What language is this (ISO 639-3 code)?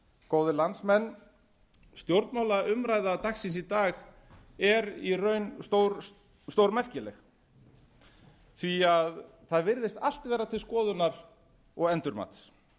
isl